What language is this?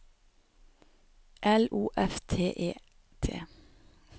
Norwegian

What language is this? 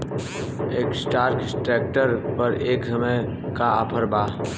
Bhojpuri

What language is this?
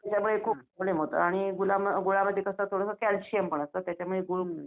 Marathi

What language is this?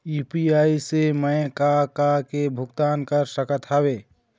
Chhattisgarhi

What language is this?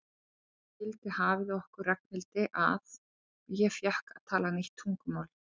Icelandic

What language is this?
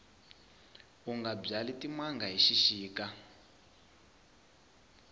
Tsonga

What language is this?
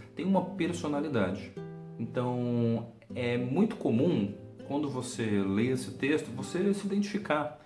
Portuguese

